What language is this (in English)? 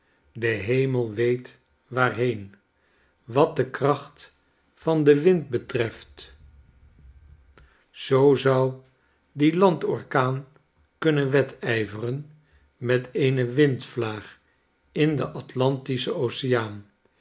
Dutch